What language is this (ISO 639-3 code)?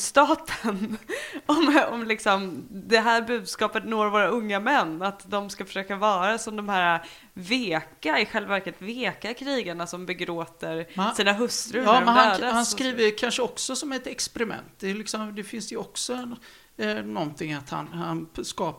swe